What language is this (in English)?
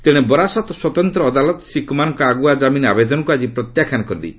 Odia